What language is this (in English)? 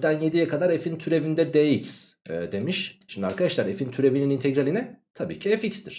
Turkish